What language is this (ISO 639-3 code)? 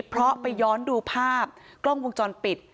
tha